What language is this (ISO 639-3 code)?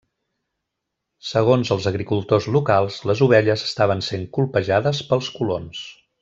cat